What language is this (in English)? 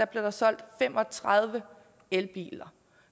Danish